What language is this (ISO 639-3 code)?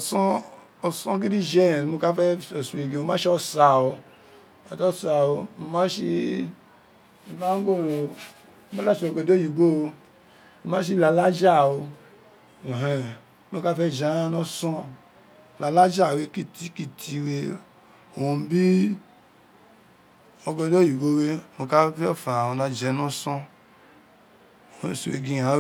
its